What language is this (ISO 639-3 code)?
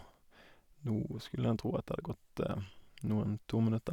nor